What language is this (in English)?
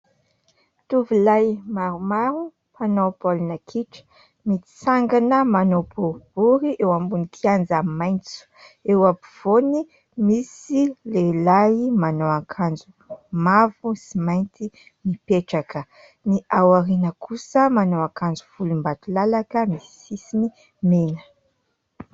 Malagasy